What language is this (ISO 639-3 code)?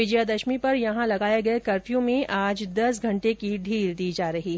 hin